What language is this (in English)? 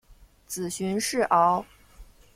Chinese